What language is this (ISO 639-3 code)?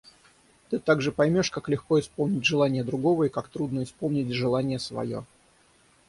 rus